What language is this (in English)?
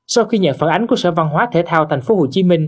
Vietnamese